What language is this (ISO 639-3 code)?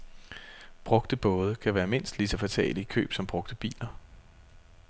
dan